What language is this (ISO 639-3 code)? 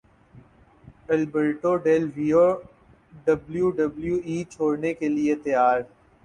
urd